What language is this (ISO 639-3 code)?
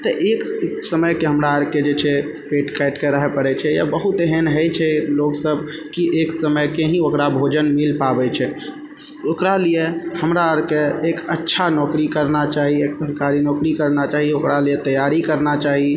mai